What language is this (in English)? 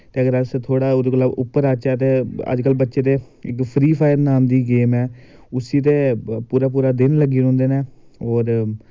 Dogri